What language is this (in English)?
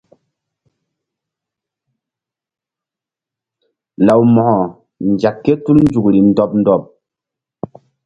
Mbum